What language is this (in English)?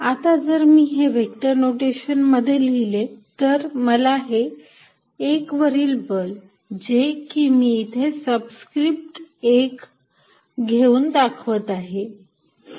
Marathi